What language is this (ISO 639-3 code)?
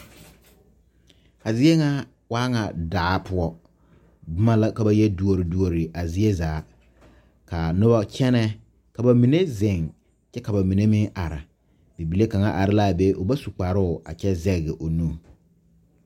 dga